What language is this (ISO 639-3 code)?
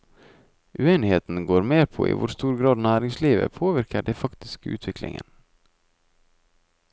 nor